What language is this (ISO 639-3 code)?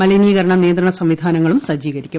mal